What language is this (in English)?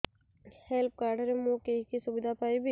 Odia